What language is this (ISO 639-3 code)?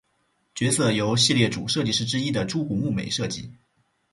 zho